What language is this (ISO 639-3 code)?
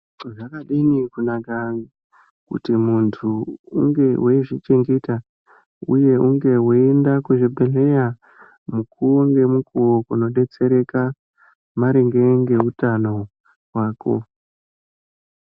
ndc